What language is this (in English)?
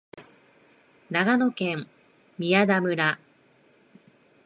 Japanese